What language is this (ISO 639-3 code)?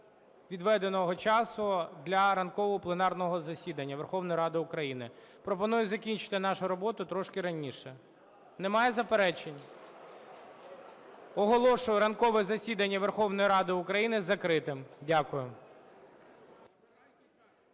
ukr